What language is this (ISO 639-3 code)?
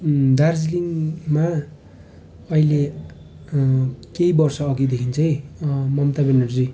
nep